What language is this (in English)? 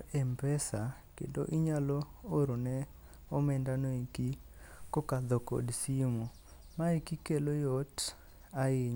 Luo (Kenya and Tanzania)